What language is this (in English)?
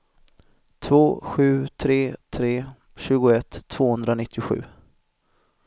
Swedish